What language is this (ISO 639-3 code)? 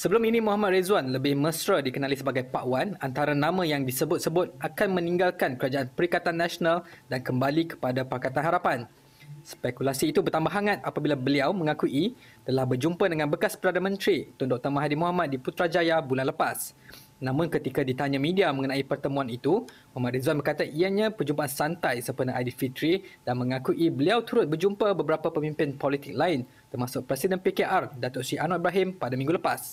msa